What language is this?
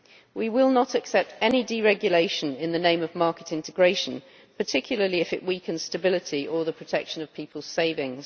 English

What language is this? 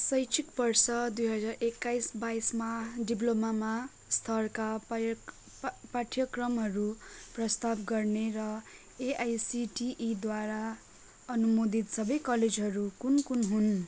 Nepali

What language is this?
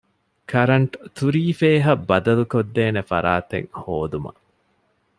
Divehi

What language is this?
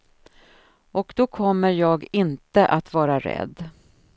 Swedish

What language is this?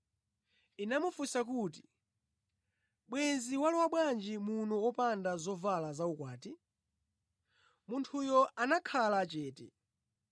Nyanja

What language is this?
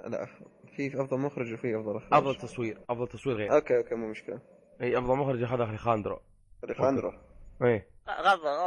Arabic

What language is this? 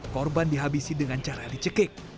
Indonesian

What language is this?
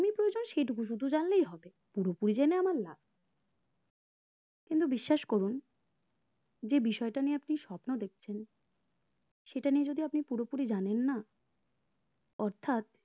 Bangla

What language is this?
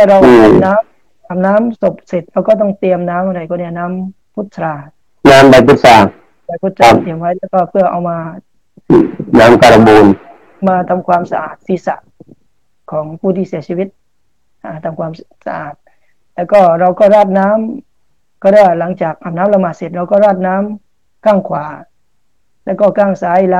Thai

